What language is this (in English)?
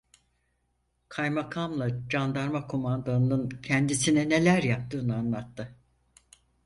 Turkish